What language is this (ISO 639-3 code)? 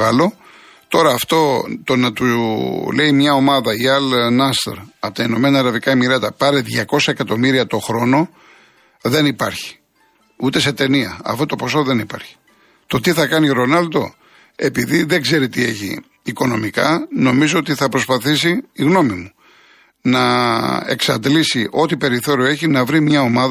ell